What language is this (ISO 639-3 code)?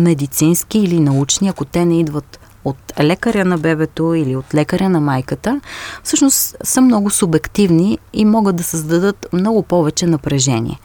bul